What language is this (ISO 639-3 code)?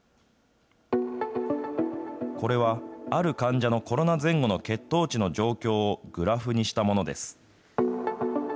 jpn